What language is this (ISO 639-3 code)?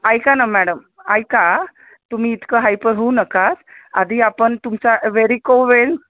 mar